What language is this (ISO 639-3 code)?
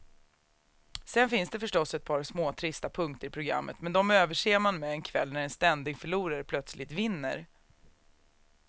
swe